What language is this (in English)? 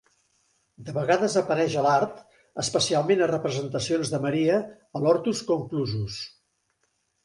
Catalan